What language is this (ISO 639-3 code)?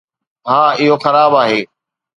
snd